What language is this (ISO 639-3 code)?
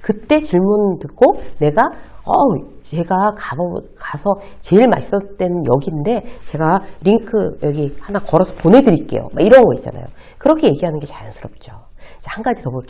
kor